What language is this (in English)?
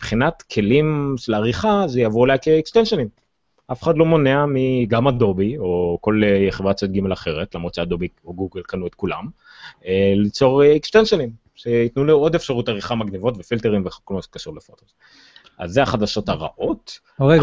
Hebrew